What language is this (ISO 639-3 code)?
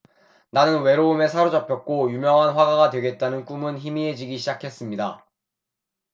kor